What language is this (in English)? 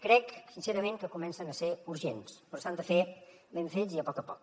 Catalan